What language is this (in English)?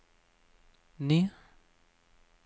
Norwegian